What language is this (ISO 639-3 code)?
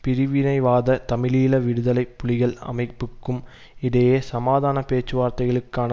tam